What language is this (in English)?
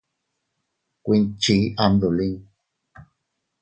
Teutila Cuicatec